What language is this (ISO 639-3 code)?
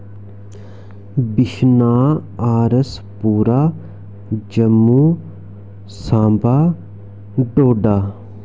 doi